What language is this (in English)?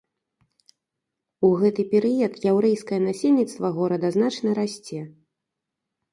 Belarusian